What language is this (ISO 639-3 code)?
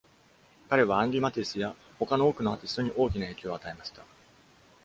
jpn